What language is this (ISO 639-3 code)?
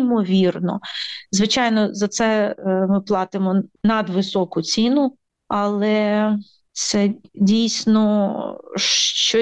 ukr